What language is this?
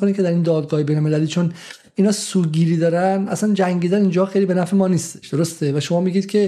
Persian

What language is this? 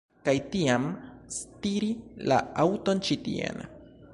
Esperanto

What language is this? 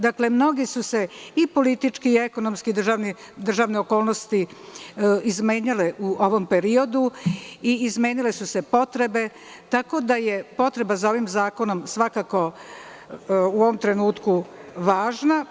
Serbian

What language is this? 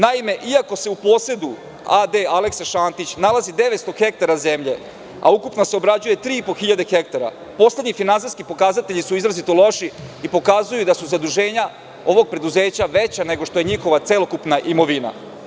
Serbian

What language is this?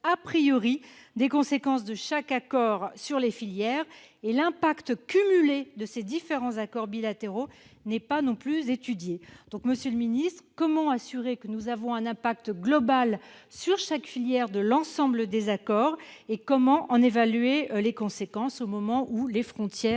French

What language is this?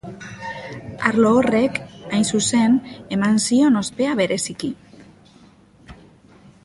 Basque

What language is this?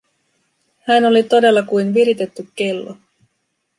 Finnish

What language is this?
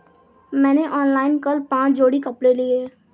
Hindi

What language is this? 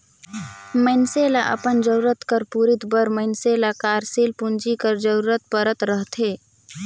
Chhattisgarhi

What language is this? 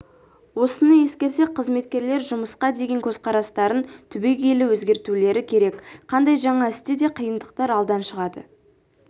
Kazakh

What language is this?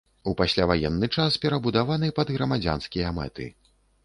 Belarusian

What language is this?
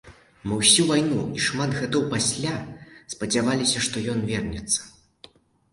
Belarusian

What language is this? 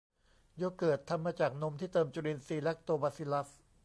Thai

